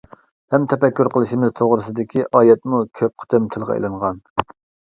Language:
Uyghur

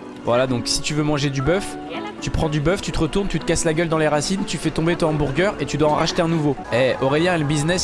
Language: French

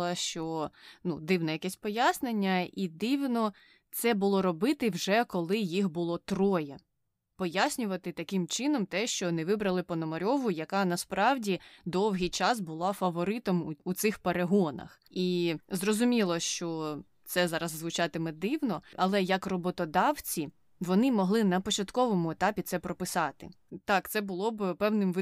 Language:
Ukrainian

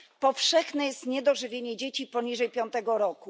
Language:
Polish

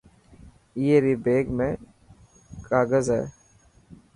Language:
Dhatki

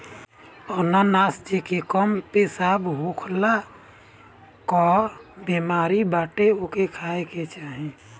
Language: Bhojpuri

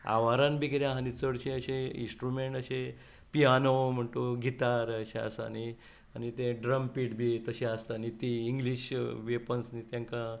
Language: Konkani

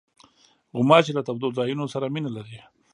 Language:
Pashto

